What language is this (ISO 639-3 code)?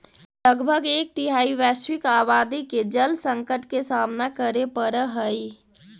mag